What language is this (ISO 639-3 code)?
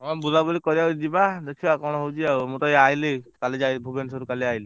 ori